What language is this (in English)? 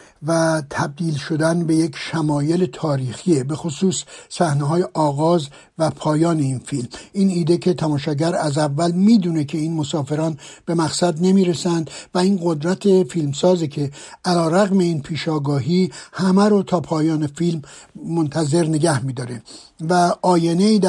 Persian